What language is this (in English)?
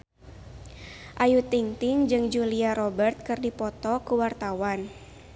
Sundanese